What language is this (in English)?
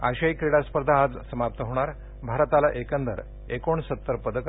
Marathi